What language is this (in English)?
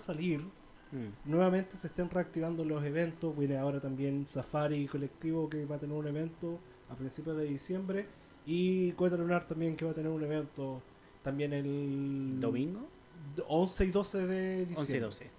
Spanish